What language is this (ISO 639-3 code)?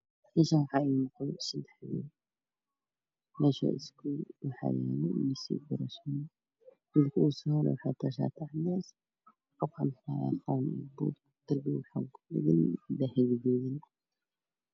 som